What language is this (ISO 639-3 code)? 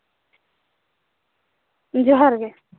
sat